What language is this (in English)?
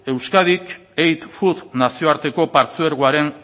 Basque